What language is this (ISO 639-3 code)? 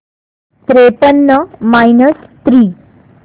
mar